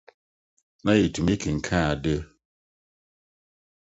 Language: Akan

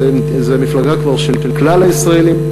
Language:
Hebrew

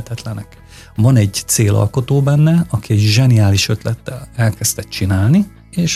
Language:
Hungarian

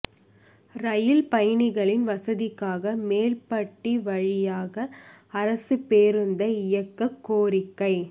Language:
Tamil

